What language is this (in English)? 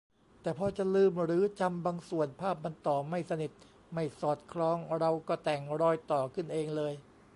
Thai